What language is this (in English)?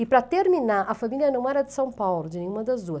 Portuguese